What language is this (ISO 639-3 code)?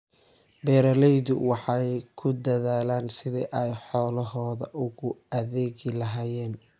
som